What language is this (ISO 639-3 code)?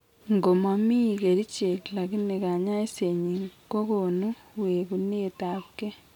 kln